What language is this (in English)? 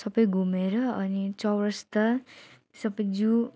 Nepali